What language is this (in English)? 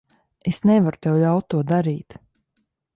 Latvian